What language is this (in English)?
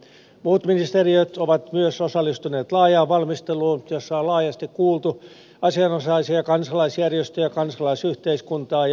Finnish